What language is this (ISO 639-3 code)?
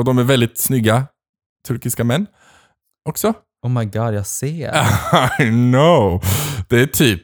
swe